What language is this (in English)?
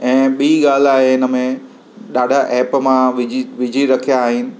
Sindhi